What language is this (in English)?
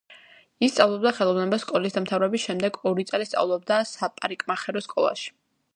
Georgian